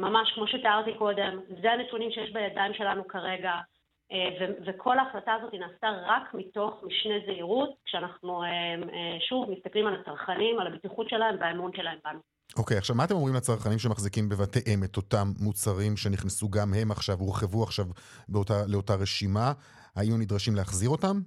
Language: Hebrew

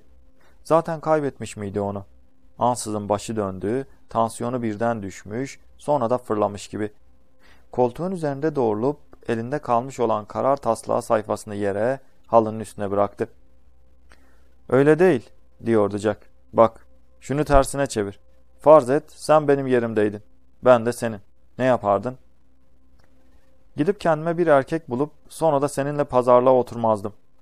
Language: Turkish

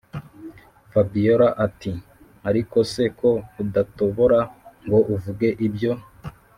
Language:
Kinyarwanda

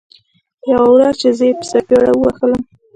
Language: Pashto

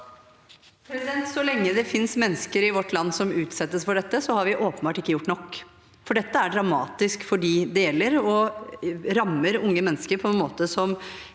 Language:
Norwegian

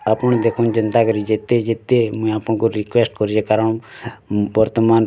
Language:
Odia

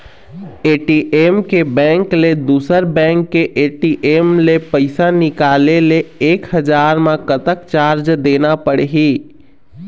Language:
Chhattisgarhi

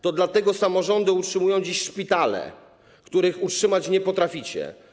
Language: Polish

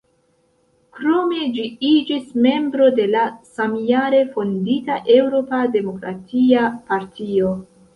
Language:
Esperanto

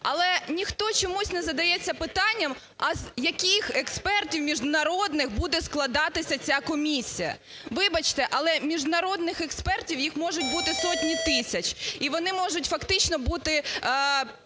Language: Ukrainian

